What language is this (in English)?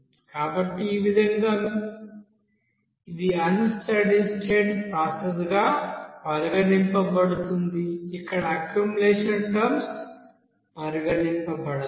Telugu